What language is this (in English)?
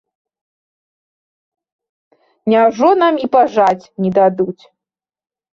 Belarusian